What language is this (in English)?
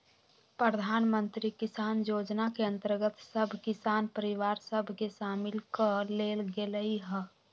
Magahi